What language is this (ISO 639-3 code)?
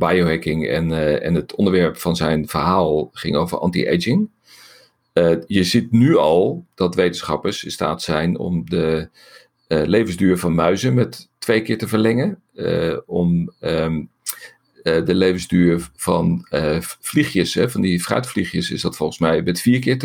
nld